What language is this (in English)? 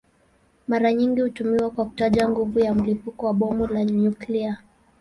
Swahili